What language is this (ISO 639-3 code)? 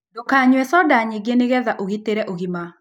kik